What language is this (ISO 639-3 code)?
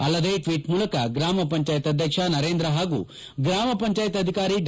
kan